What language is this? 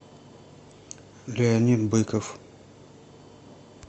Russian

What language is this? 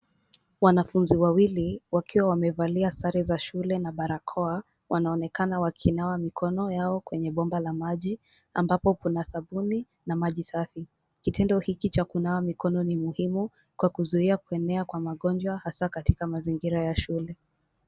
Swahili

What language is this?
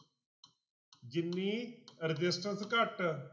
Punjabi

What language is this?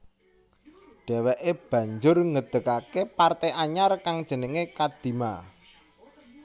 Javanese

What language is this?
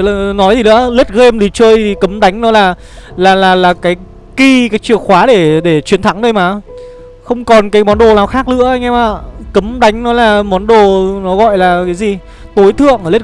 Vietnamese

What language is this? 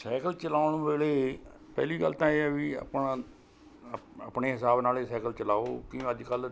Punjabi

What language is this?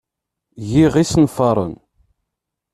Kabyle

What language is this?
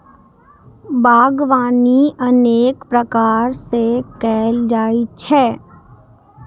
Maithili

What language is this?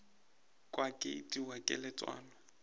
Northern Sotho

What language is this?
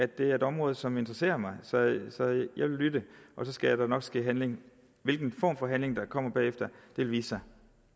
Danish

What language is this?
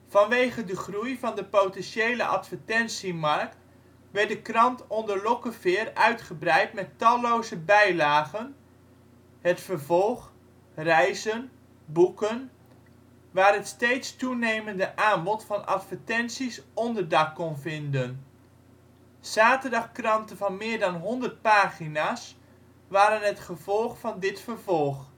Dutch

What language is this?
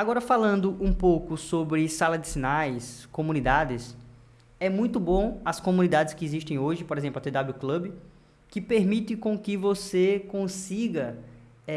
Portuguese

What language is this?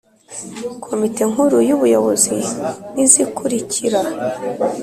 Kinyarwanda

